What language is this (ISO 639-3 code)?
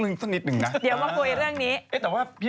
tha